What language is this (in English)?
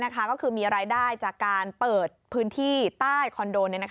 Thai